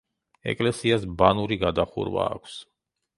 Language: Georgian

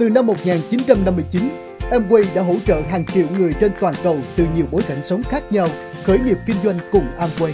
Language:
Vietnamese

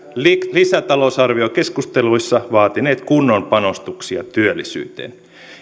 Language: Finnish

